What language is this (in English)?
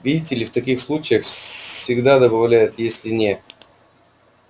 Russian